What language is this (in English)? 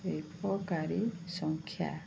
Odia